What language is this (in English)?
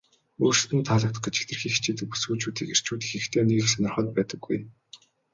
Mongolian